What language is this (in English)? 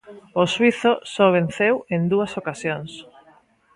Galician